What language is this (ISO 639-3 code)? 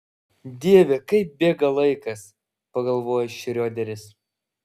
lit